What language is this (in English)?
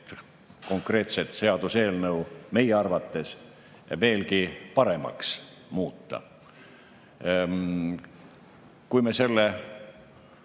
Estonian